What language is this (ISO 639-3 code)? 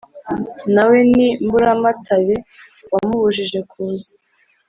kin